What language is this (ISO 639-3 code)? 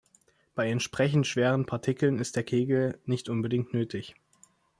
deu